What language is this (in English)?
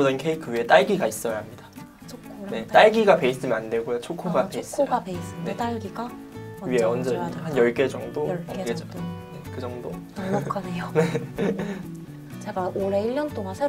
Korean